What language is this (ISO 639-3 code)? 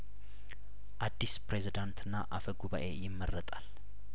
amh